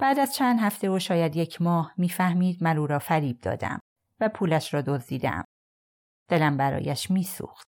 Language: Persian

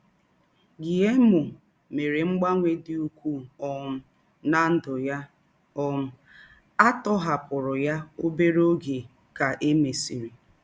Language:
Igbo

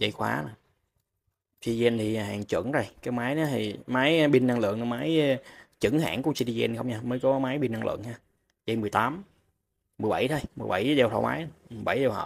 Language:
Vietnamese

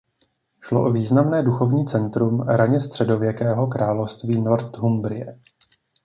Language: Czech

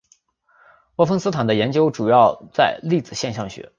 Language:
Chinese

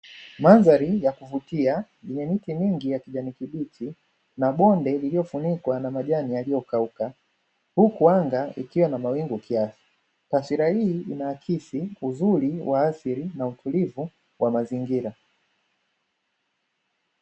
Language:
Swahili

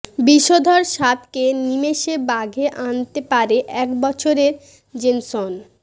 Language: Bangla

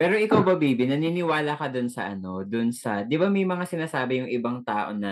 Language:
Filipino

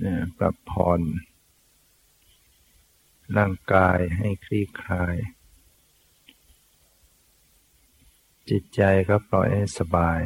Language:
Thai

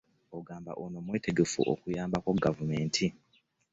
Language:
Ganda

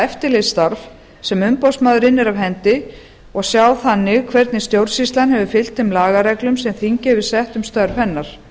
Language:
Icelandic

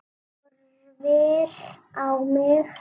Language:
Icelandic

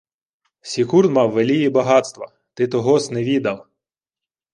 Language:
Ukrainian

